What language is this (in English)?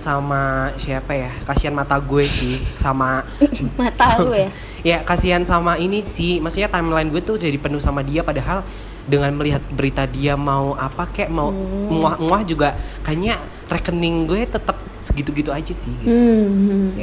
Indonesian